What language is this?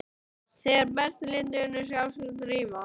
Icelandic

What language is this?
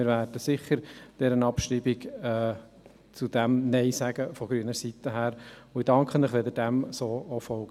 Swiss German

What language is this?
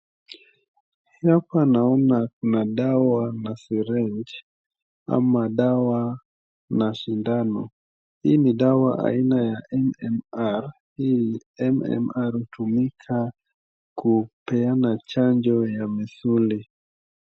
Swahili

